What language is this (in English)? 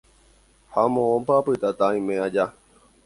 Guarani